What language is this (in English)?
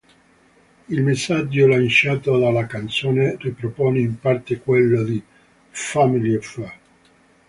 Italian